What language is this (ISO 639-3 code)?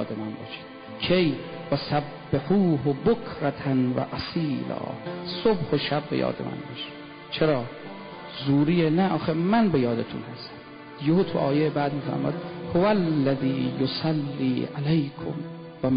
fas